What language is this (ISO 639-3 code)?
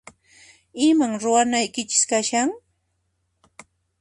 qxp